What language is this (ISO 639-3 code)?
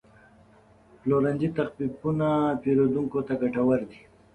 pus